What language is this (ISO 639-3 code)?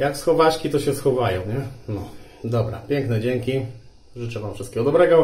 pol